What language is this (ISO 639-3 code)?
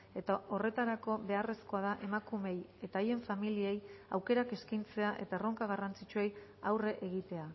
eus